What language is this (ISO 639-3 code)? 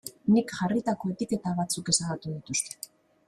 eus